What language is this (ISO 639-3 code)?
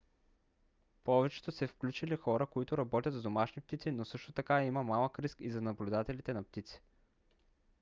bul